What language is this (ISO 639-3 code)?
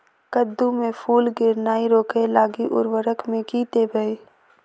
mai